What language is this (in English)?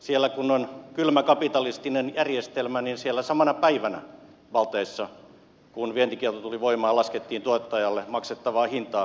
Finnish